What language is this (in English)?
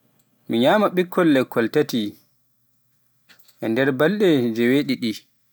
Pular